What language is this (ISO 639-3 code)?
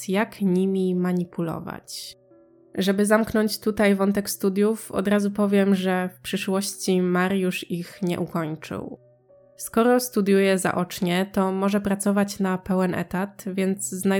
pol